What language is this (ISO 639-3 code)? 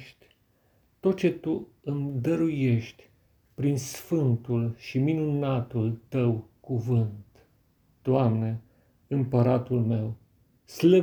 ron